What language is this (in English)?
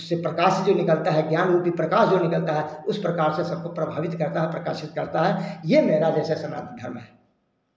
Hindi